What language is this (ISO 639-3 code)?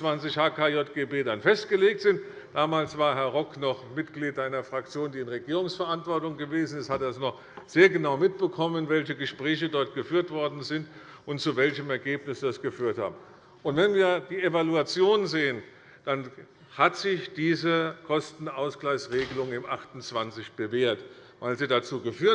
deu